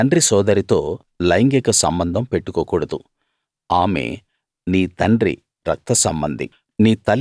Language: Telugu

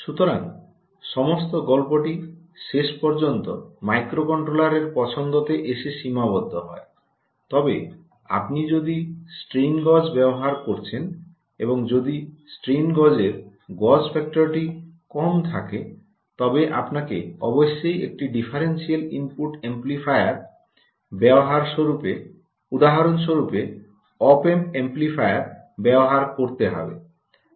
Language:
Bangla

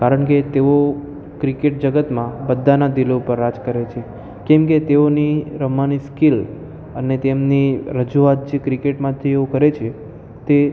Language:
Gujarati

